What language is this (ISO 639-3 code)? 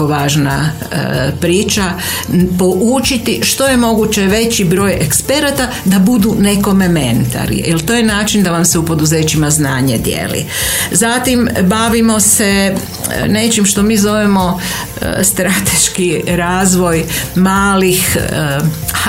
hrv